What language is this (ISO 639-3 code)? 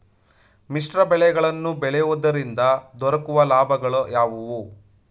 kan